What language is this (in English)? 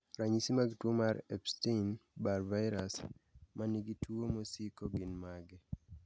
Luo (Kenya and Tanzania)